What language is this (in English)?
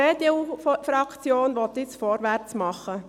Swiss German